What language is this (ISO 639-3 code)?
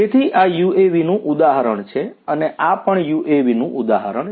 guj